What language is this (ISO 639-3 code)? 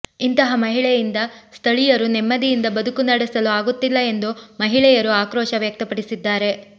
kan